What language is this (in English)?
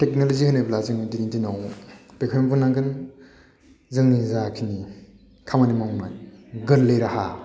Bodo